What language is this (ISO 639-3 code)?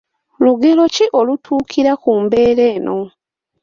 lug